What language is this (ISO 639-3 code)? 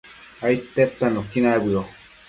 mcf